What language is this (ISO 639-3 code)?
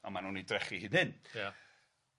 cym